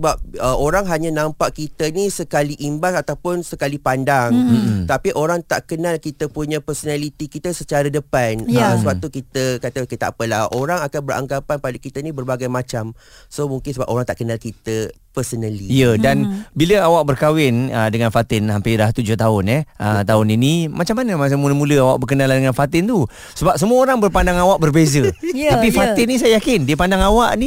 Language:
Malay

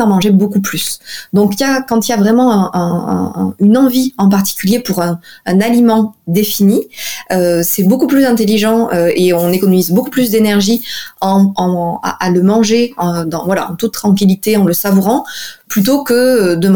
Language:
French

